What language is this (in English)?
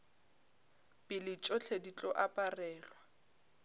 Northern Sotho